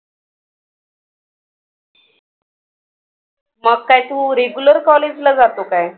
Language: Marathi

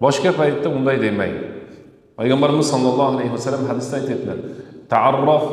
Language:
Turkish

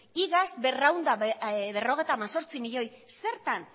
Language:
Basque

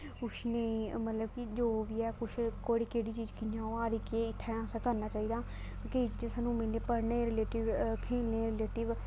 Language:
Dogri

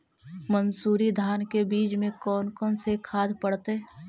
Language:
Magahi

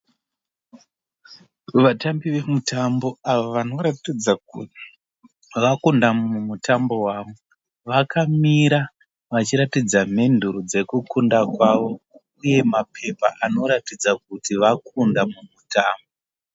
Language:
Shona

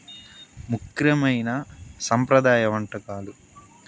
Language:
Telugu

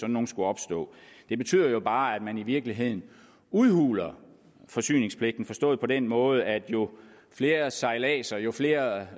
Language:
Danish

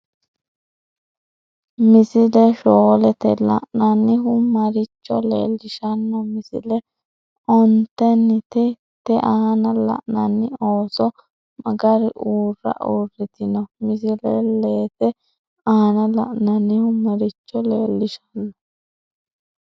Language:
Sidamo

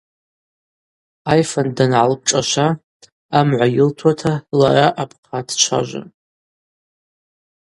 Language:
Abaza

